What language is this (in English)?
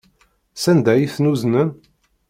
Kabyle